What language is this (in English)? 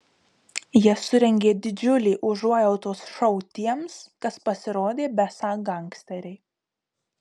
Lithuanian